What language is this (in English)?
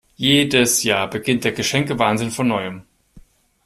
German